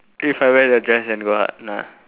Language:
English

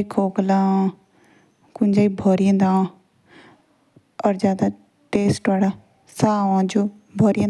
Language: Jaunsari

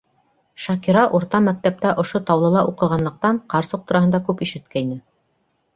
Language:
Bashkir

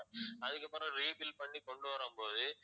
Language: Tamil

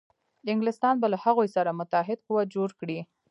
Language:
Pashto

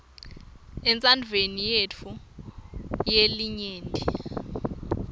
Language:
Swati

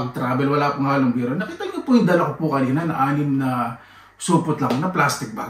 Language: Filipino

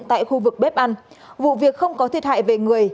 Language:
Vietnamese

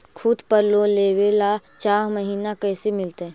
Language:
Magahi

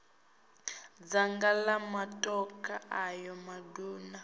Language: Venda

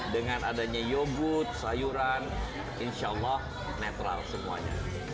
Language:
Indonesian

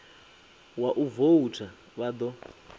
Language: Venda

